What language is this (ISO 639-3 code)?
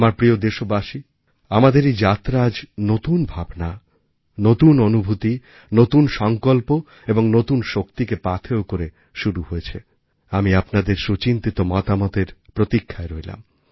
ben